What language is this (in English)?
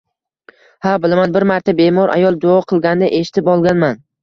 Uzbek